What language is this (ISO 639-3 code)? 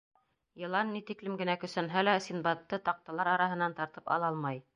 bak